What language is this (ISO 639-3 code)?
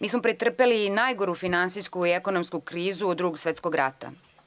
srp